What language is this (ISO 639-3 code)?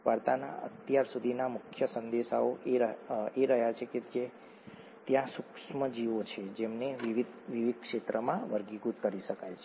guj